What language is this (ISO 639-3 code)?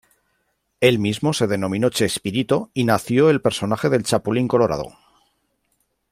spa